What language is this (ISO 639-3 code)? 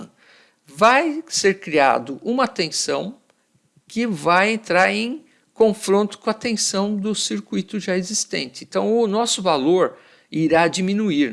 por